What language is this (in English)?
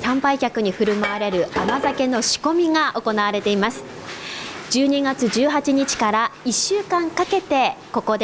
Japanese